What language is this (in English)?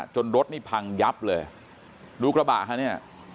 Thai